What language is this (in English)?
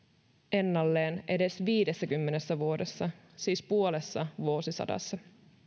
Finnish